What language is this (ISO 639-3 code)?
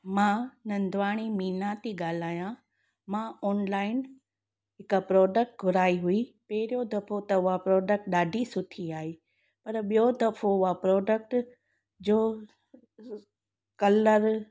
snd